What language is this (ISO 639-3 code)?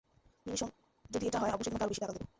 ben